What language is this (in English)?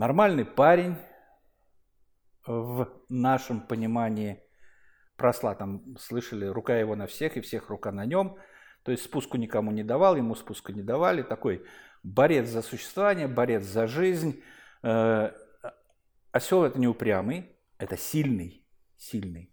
Russian